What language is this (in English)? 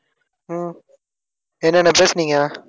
Tamil